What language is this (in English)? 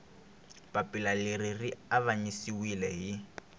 Tsonga